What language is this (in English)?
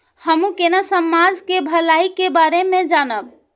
Maithili